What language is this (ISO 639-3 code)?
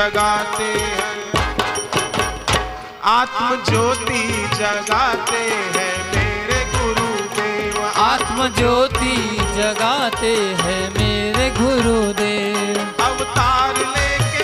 hin